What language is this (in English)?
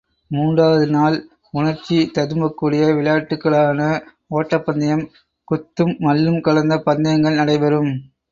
Tamil